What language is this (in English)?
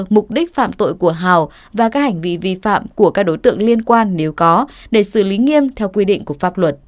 Vietnamese